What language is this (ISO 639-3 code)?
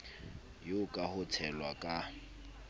sot